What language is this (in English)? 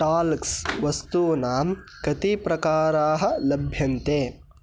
Sanskrit